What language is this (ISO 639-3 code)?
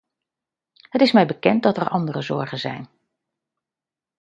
nld